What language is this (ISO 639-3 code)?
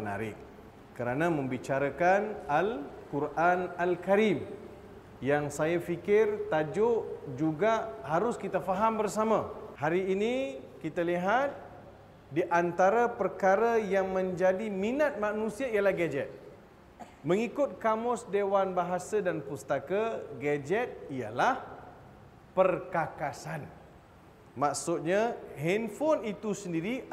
msa